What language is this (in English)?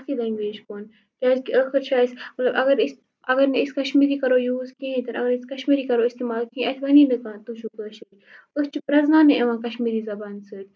Kashmiri